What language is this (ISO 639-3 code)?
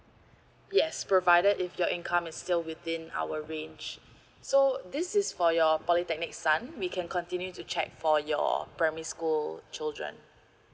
eng